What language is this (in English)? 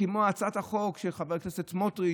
Hebrew